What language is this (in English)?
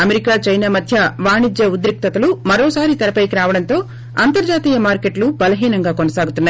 Telugu